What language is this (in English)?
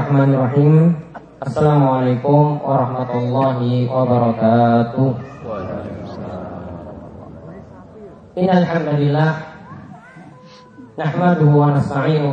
Indonesian